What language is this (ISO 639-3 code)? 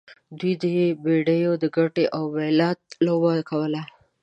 pus